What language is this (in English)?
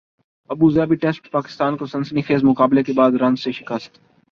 Urdu